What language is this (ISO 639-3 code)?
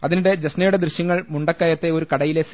mal